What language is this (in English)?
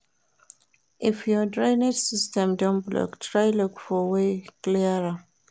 Nigerian Pidgin